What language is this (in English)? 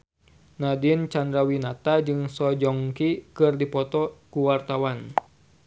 Sundanese